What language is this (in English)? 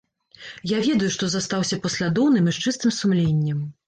Belarusian